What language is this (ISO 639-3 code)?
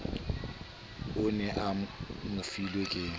sot